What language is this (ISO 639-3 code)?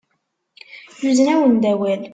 kab